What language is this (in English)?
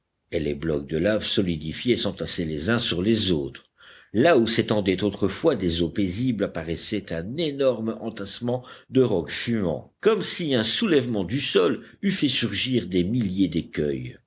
French